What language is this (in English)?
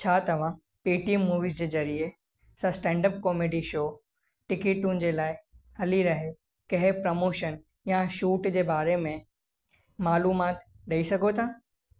Sindhi